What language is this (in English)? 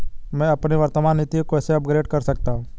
Hindi